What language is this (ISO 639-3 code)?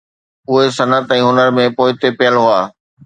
snd